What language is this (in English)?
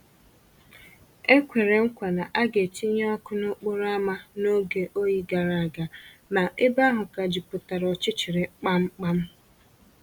Igbo